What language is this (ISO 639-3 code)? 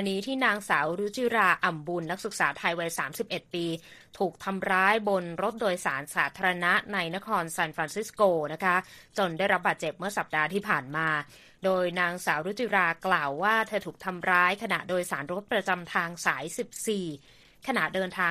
tha